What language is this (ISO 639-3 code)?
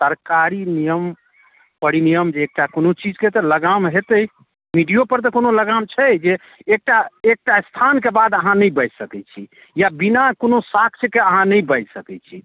mai